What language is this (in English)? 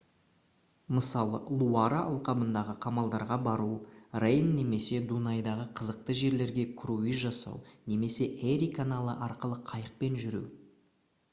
Kazakh